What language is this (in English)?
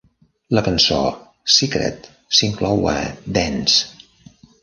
Catalan